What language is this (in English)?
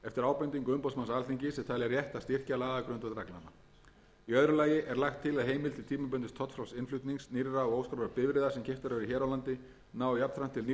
Icelandic